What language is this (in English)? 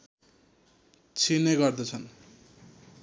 Nepali